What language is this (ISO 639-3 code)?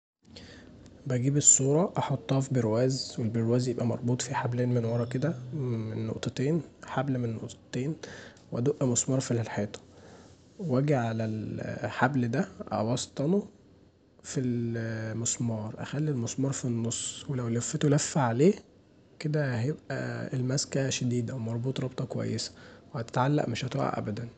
arz